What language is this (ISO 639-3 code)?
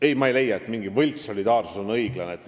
est